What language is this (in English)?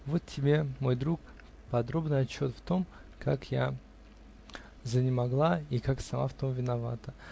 Russian